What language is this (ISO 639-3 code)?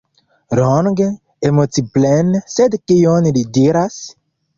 epo